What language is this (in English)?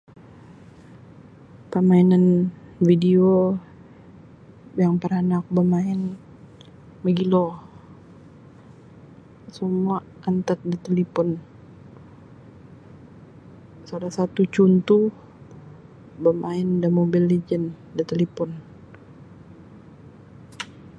Sabah Bisaya